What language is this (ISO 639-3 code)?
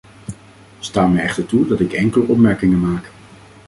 nld